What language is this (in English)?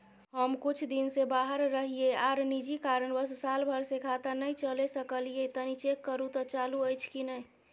Maithili